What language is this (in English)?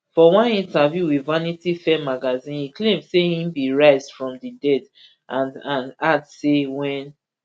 Nigerian Pidgin